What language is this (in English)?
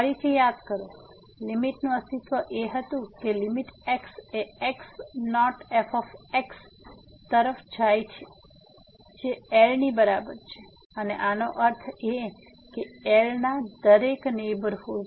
Gujarati